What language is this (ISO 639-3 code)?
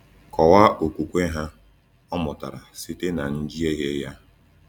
ibo